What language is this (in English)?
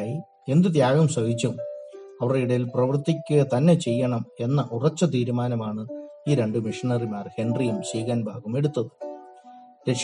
Malayalam